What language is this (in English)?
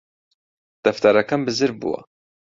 Central Kurdish